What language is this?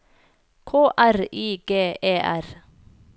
Norwegian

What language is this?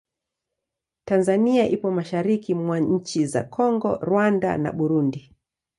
Swahili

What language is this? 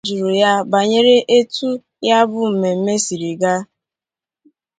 Igbo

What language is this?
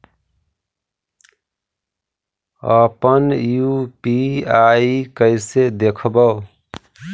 Magahi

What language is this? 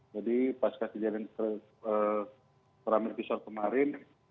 Indonesian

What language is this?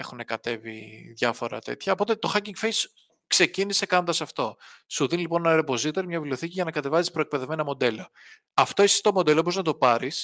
Greek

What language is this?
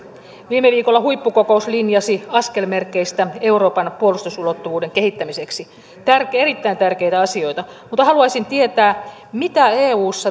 Finnish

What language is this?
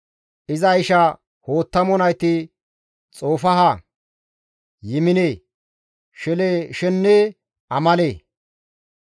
Gamo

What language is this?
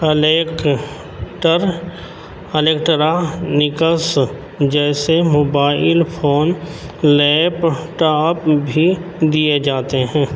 Urdu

